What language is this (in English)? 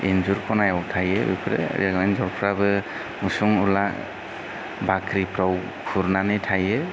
Bodo